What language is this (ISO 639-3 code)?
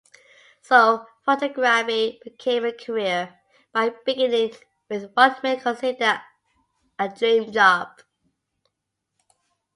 eng